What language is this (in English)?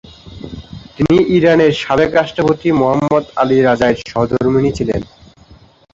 Bangla